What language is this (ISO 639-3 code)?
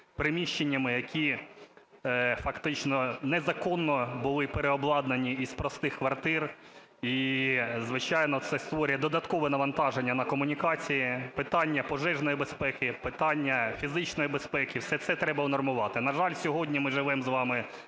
ukr